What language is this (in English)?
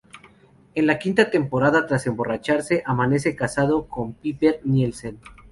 Spanish